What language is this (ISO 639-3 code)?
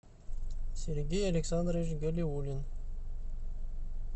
rus